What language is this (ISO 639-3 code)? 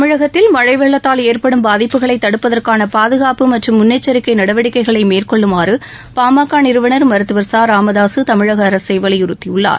tam